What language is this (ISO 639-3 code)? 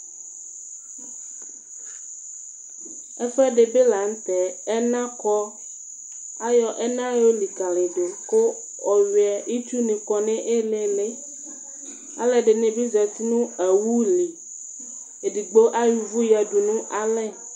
kpo